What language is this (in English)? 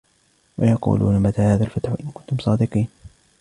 Arabic